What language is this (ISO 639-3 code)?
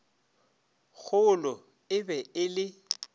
nso